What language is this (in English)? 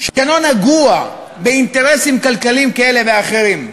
Hebrew